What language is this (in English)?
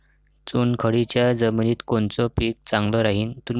Marathi